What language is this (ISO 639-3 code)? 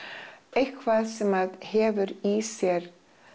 isl